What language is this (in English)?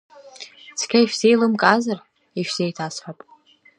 Abkhazian